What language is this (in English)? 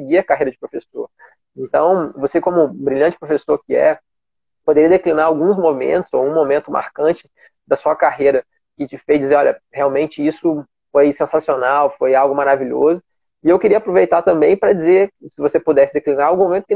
Portuguese